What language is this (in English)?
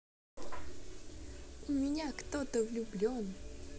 Russian